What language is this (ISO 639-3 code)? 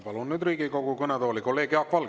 est